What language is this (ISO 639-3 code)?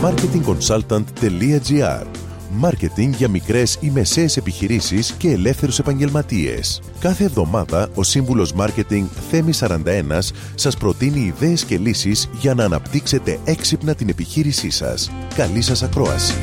ell